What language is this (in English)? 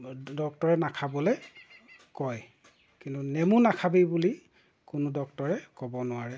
Assamese